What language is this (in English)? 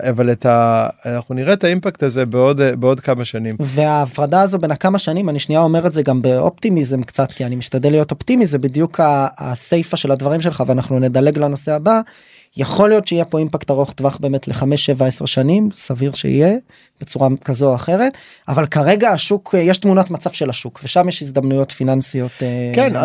Hebrew